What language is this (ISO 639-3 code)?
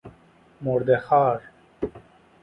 fas